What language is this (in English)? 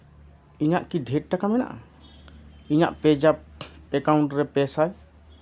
Santali